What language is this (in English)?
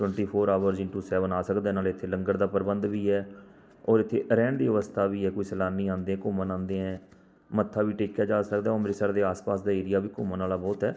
Punjabi